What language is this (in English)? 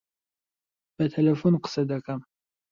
Central Kurdish